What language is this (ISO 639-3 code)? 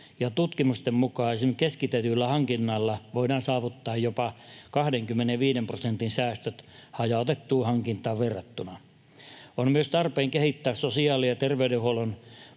fin